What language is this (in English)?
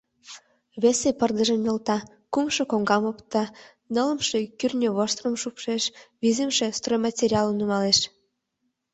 Mari